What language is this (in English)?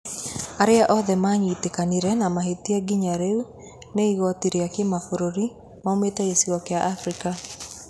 Kikuyu